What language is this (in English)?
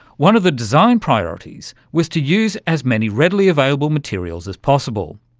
English